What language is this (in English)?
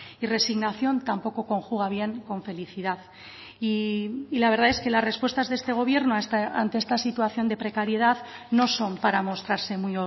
Spanish